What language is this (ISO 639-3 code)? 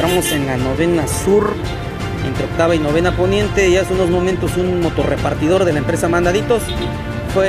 spa